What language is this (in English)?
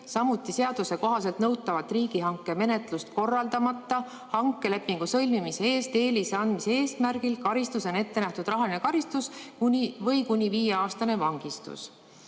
Estonian